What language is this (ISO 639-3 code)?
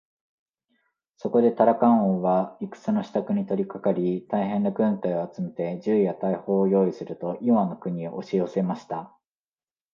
jpn